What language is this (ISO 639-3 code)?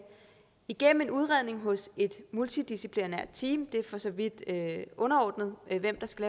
dan